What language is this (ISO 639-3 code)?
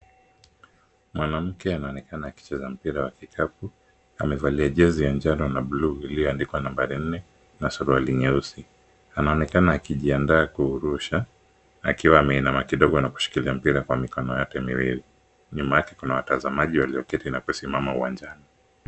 swa